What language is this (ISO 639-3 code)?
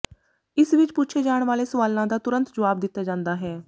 pan